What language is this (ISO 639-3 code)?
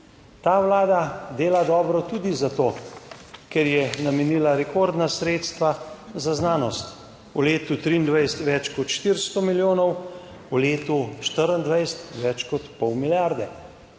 slv